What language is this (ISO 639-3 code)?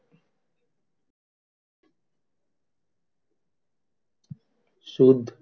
guj